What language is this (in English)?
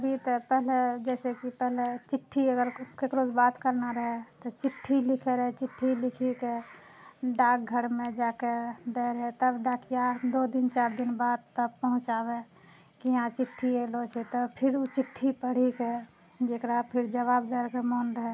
Maithili